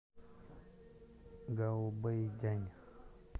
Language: Russian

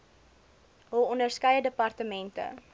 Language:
Afrikaans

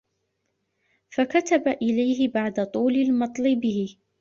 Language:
Arabic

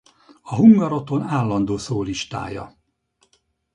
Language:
Hungarian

